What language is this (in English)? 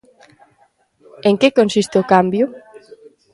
Galician